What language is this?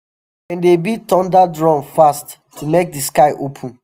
Nigerian Pidgin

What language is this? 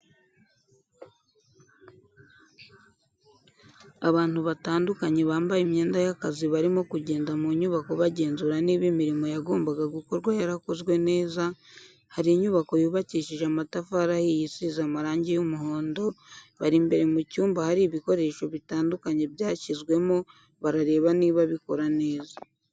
Kinyarwanda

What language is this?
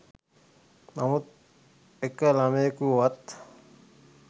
Sinhala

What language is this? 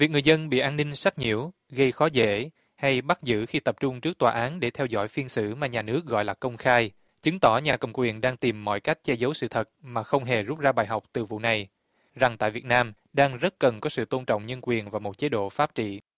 Vietnamese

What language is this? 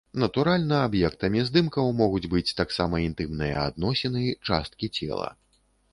Belarusian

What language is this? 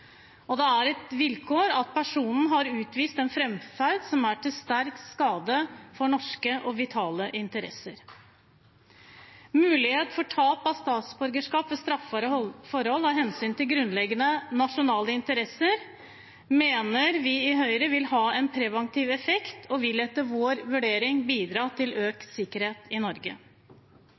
Norwegian Bokmål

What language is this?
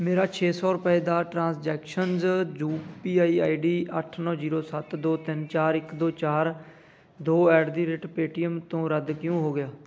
Punjabi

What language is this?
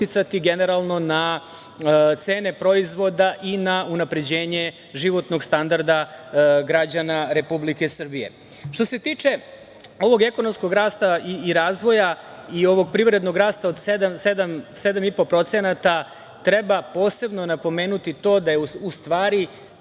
Serbian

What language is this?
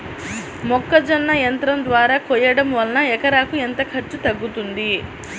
Telugu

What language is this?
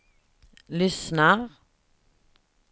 Swedish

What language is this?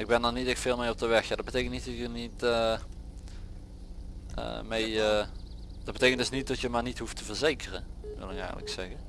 Dutch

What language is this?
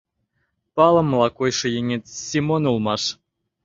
Mari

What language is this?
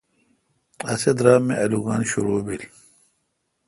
Kalkoti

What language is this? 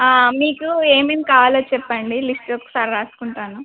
Telugu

